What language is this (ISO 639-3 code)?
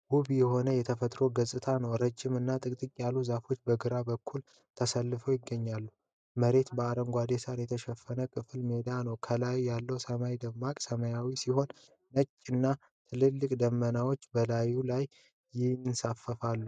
amh